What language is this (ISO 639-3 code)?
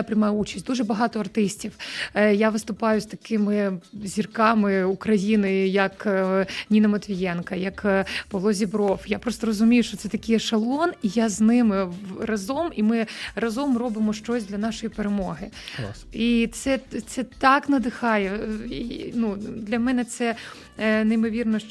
ukr